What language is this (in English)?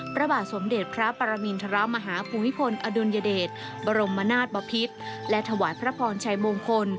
Thai